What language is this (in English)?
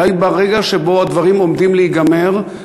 Hebrew